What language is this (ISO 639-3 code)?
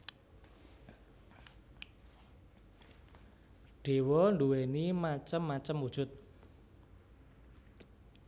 jav